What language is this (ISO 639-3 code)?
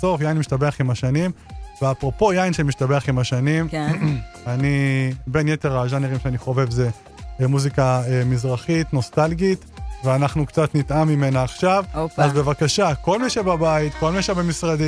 heb